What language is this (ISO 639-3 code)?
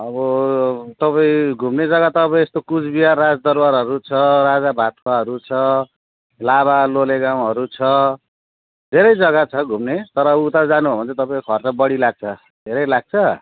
nep